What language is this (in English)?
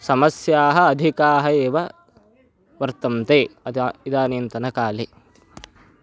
Sanskrit